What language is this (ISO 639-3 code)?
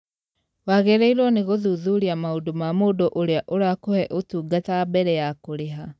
kik